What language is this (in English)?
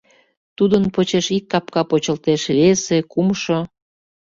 Mari